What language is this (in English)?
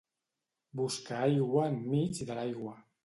Catalan